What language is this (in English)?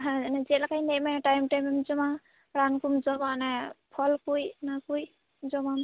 Santali